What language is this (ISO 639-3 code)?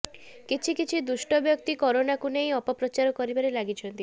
ori